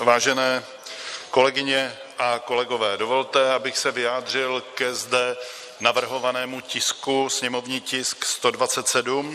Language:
Czech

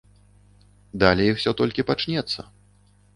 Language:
Belarusian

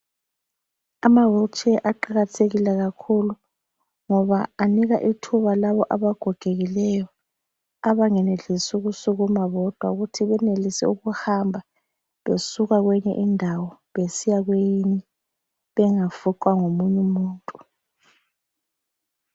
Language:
North Ndebele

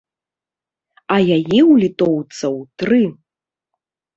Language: Belarusian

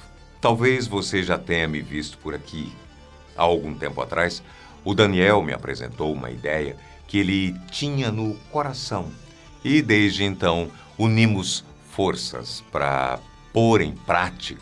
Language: Portuguese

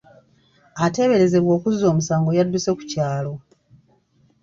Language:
Ganda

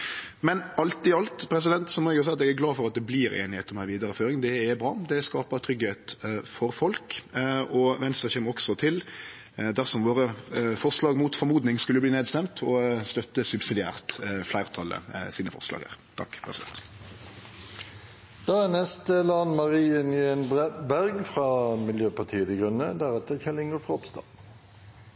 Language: Norwegian Nynorsk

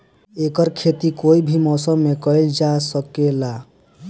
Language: Bhojpuri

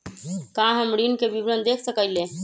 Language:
Magahi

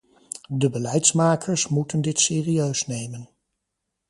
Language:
Dutch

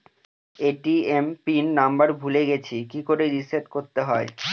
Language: Bangla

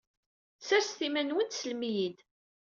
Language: Kabyle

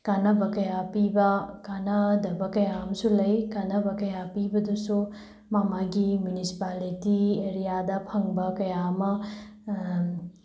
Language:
Manipuri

